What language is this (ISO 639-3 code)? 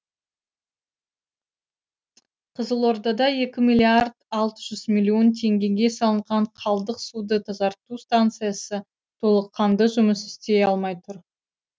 kaz